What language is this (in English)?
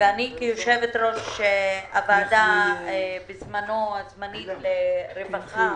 Hebrew